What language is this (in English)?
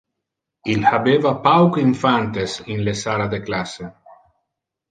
Interlingua